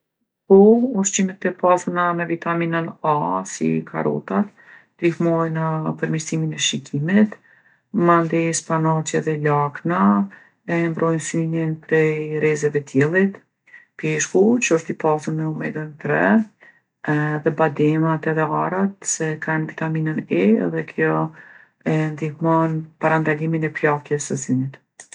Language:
Gheg Albanian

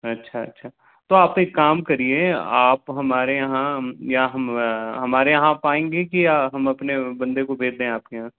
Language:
Hindi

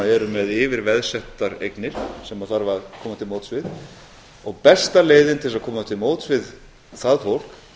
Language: Icelandic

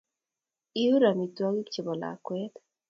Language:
Kalenjin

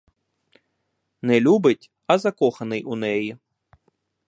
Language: Ukrainian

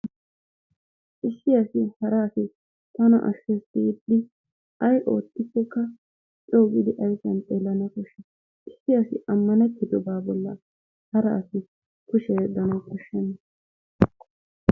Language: Wolaytta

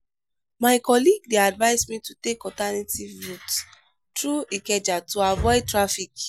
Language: Nigerian Pidgin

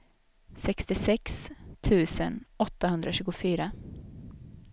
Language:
Swedish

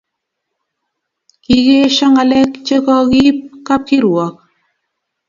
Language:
Kalenjin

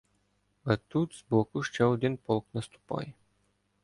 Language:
Ukrainian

